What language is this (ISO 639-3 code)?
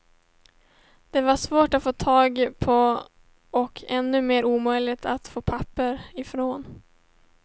swe